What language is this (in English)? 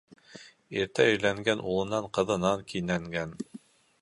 Bashkir